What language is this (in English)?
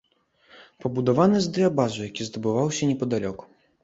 Belarusian